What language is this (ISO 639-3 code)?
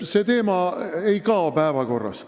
est